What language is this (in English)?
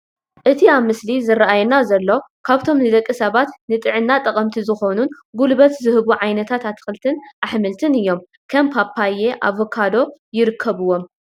Tigrinya